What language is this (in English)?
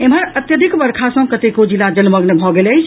Maithili